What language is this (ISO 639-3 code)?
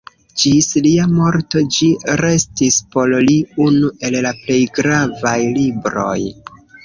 epo